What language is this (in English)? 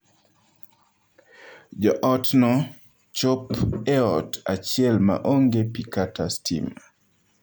Luo (Kenya and Tanzania)